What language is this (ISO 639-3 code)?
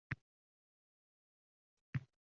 uzb